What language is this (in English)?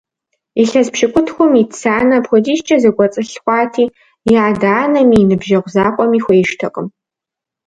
Kabardian